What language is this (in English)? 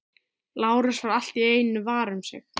Icelandic